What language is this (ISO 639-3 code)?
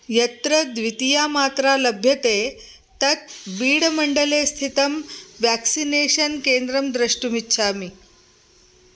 san